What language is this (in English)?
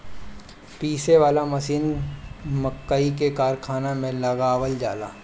Bhojpuri